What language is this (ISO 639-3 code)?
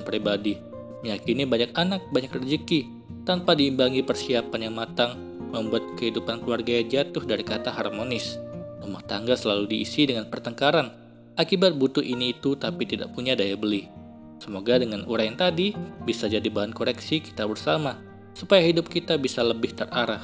ind